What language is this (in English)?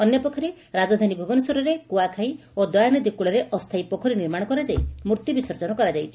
Odia